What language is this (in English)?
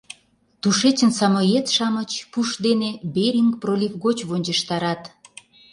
Mari